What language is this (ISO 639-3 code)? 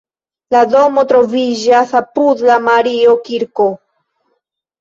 epo